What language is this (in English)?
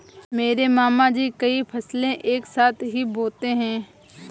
Hindi